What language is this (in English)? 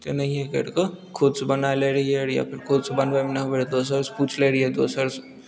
Maithili